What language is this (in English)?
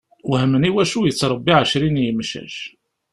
Kabyle